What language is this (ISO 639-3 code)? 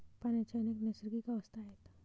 mar